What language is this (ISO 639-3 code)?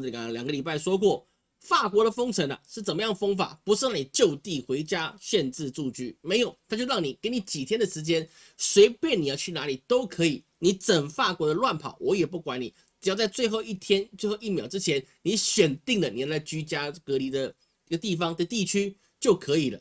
zho